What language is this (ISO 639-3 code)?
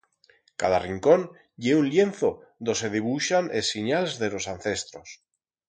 arg